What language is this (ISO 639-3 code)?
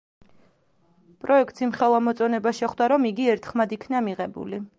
kat